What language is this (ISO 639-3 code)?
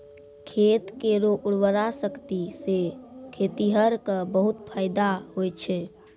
mai